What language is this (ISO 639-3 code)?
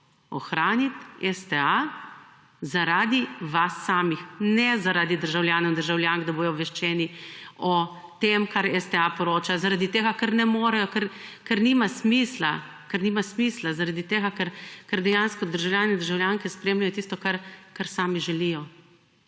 slv